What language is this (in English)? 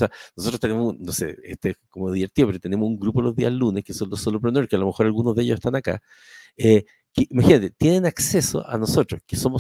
Spanish